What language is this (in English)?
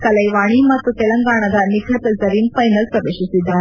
Kannada